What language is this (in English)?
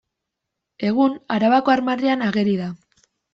Basque